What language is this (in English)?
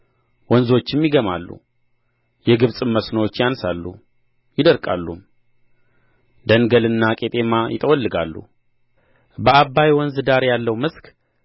Amharic